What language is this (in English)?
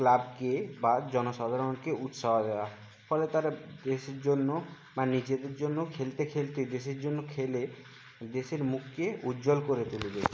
Bangla